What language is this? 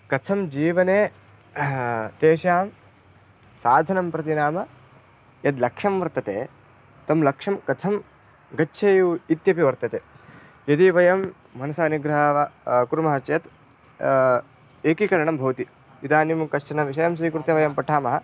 Sanskrit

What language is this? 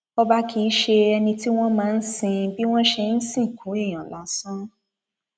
Yoruba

